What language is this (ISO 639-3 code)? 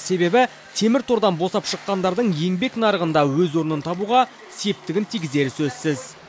kaz